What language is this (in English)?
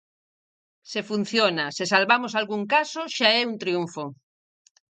Galician